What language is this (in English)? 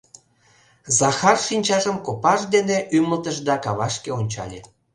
Mari